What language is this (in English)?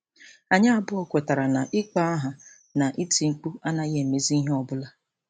Igbo